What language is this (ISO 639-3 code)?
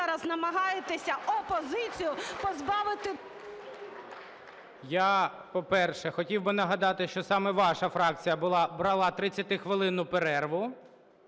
ukr